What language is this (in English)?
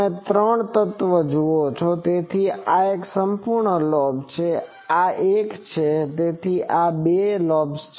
Gujarati